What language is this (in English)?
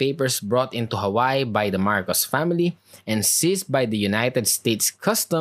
Filipino